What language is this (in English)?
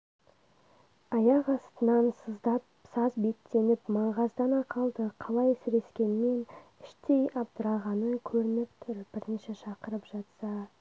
Kazakh